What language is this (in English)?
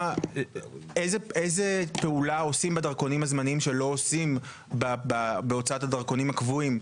Hebrew